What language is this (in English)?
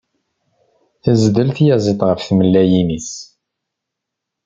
Kabyle